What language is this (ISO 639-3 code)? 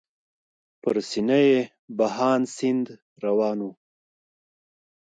pus